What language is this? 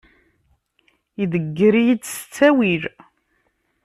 Kabyle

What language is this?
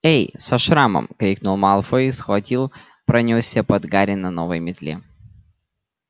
Russian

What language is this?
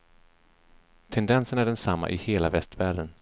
Swedish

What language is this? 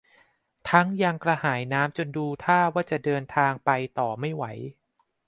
Thai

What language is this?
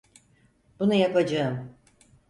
Turkish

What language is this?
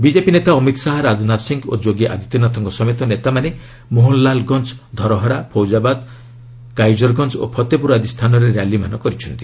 Odia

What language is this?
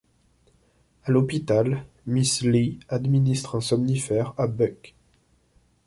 French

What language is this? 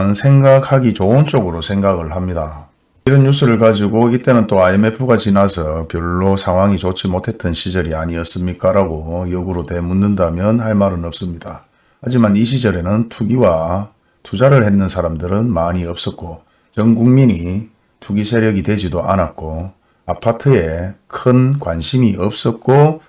Korean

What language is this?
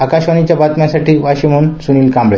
Marathi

